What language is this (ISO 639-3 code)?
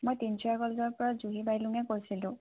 asm